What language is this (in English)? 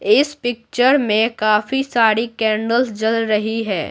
Hindi